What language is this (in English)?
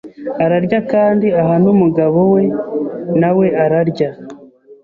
Kinyarwanda